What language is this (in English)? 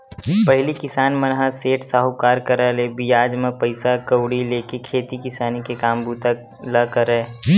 Chhattisgarhi